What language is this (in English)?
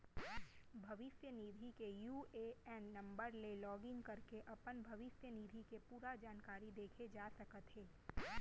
Chhattisgarhi